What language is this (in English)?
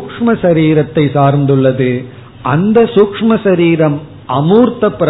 Tamil